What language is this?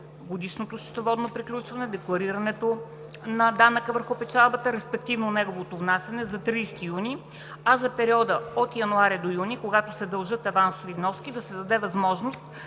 Bulgarian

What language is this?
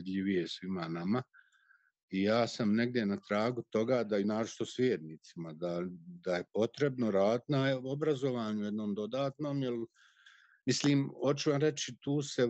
Croatian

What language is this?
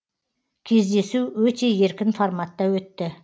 Kazakh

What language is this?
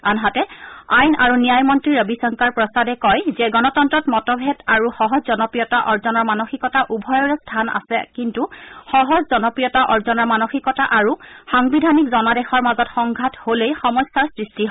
Assamese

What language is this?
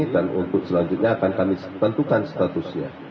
Indonesian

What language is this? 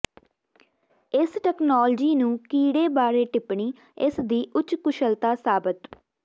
Punjabi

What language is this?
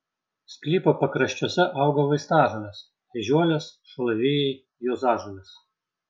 Lithuanian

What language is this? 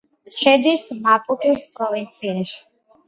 Georgian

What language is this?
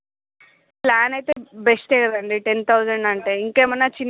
Telugu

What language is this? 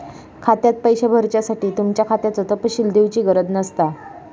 Marathi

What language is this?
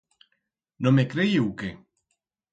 Aragonese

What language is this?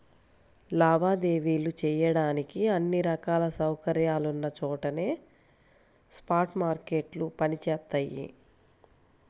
Telugu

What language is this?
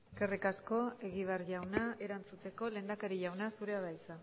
Basque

